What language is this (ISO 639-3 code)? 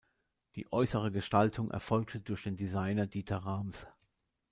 deu